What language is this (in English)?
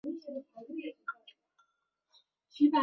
Chinese